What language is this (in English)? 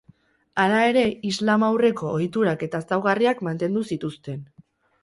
Basque